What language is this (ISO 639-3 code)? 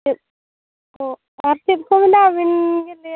sat